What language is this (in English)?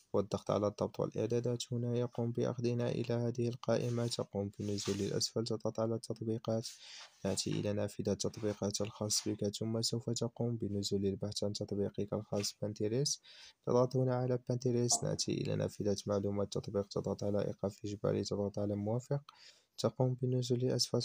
Arabic